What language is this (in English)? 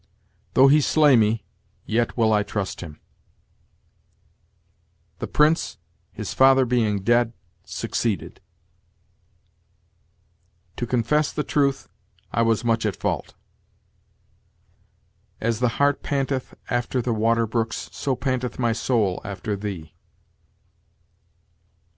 English